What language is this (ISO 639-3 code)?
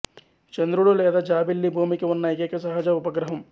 tel